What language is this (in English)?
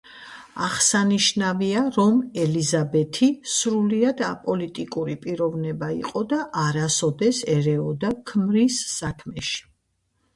Georgian